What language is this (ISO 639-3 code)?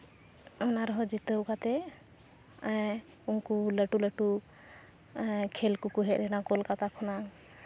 sat